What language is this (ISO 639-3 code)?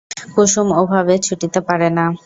ben